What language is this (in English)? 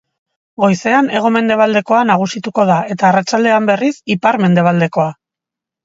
Basque